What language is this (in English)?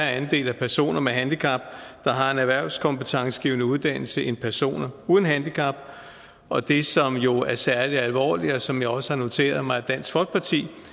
Danish